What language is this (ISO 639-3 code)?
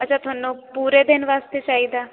pan